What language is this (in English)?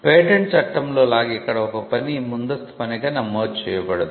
Telugu